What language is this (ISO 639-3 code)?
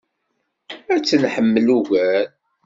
kab